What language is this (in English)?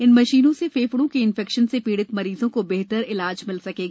Hindi